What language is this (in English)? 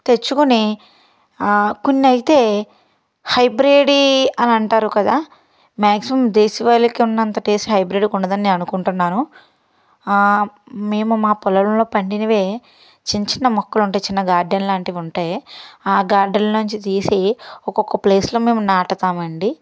Telugu